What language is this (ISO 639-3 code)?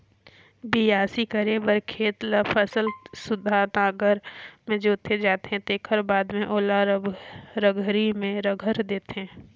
hne